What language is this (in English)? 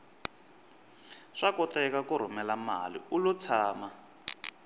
Tsonga